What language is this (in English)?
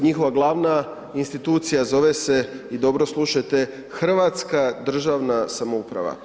Croatian